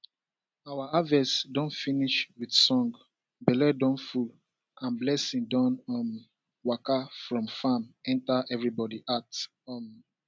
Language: Nigerian Pidgin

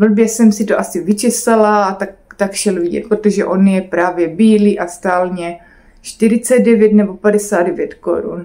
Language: Czech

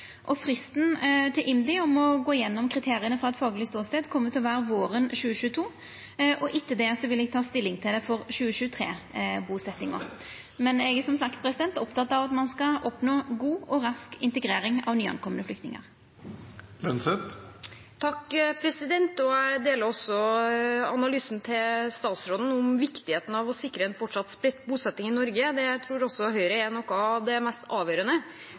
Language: Norwegian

